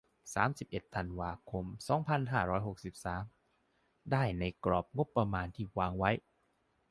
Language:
Thai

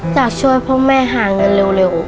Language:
Thai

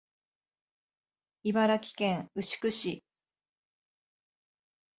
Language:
Japanese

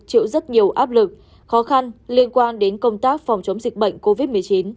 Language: Vietnamese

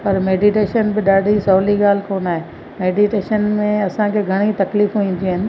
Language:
Sindhi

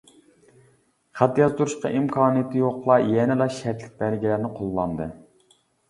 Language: Uyghur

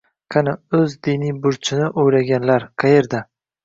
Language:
Uzbek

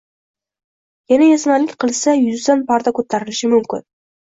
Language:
Uzbek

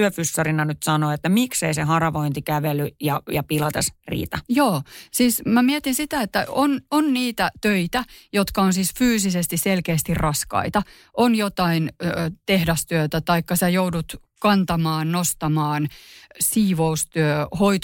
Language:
Finnish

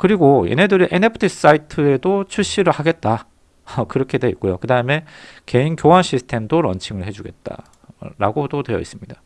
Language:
Korean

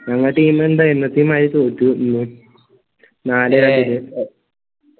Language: Malayalam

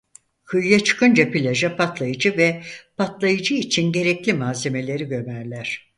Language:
Turkish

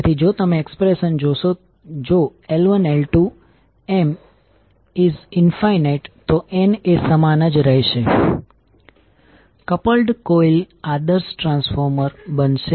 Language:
Gujarati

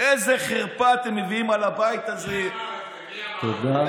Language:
Hebrew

